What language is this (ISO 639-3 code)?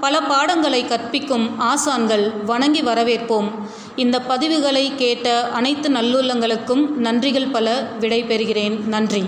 tam